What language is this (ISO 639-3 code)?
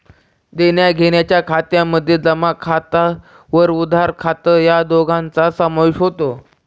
mar